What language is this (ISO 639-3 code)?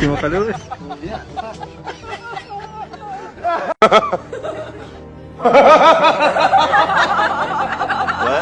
ind